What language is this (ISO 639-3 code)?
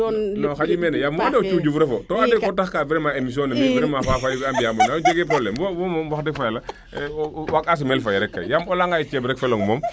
srr